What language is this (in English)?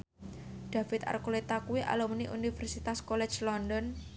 Javanese